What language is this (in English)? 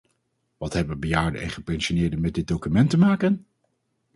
Dutch